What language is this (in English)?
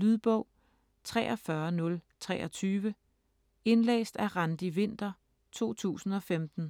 Danish